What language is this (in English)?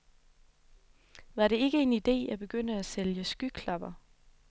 Danish